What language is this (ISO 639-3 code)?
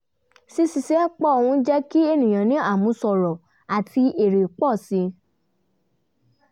yor